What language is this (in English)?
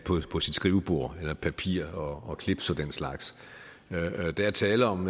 Danish